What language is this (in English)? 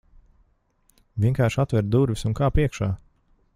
Latvian